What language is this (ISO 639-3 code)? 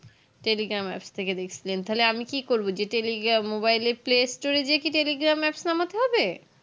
ben